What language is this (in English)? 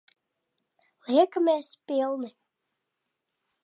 Latvian